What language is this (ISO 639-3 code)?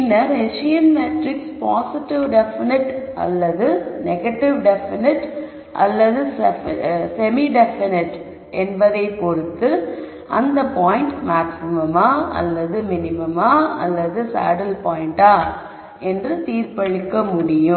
tam